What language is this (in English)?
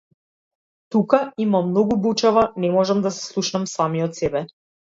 Macedonian